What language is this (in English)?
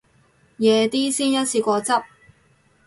Cantonese